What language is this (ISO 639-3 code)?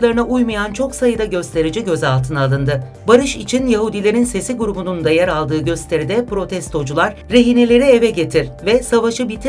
tur